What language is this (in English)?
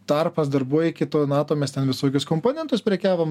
Lithuanian